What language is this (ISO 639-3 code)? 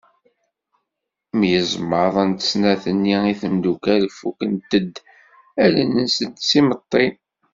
kab